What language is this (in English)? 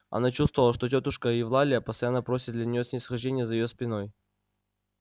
Russian